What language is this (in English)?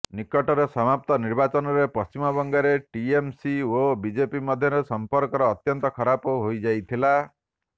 Odia